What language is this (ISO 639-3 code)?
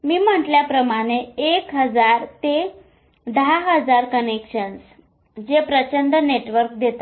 mar